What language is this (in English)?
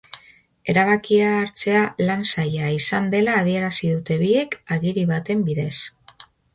Basque